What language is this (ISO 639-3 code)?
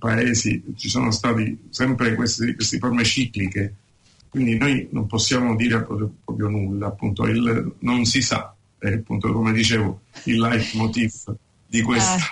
ita